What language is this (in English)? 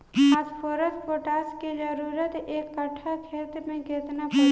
Bhojpuri